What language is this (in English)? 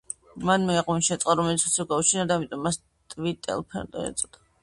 Georgian